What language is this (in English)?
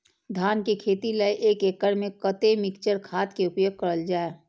Maithili